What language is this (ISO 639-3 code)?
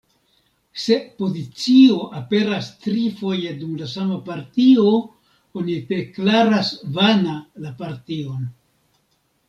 epo